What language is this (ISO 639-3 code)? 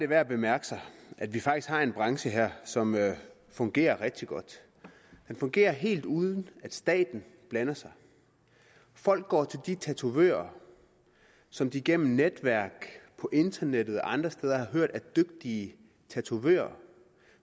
dan